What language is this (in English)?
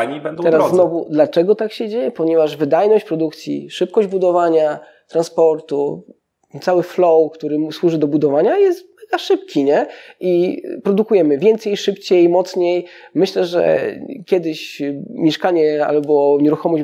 Polish